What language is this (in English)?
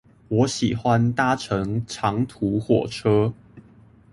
Chinese